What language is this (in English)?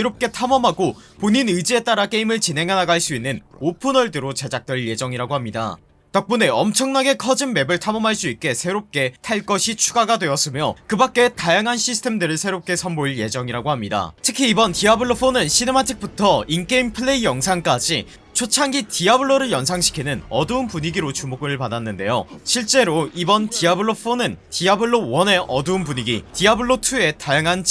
Korean